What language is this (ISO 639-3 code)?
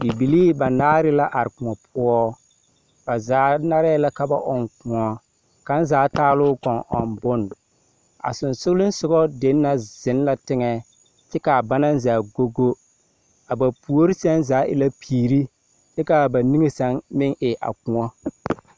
dga